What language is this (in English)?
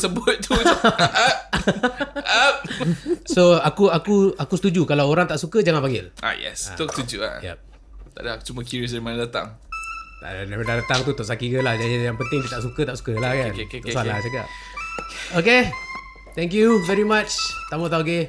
Malay